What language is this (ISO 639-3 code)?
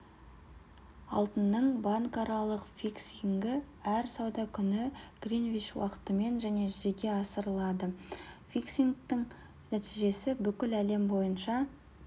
kaz